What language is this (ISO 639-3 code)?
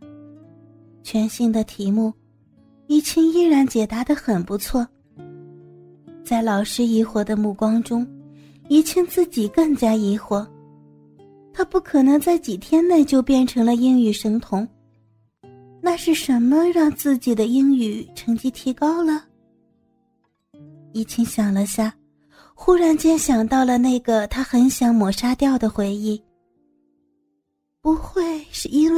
zho